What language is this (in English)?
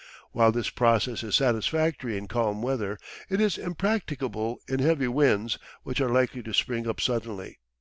English